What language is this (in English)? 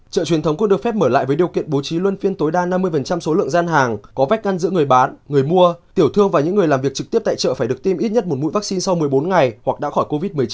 Vietnamese